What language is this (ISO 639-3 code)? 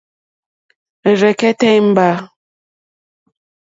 bri